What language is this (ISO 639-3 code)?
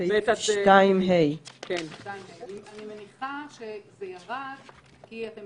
heb